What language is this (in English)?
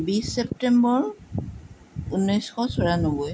Assamese